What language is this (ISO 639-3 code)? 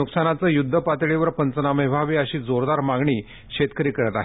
mar